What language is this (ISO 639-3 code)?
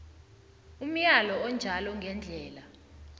nbl